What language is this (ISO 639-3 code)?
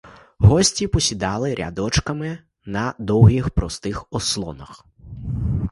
ukr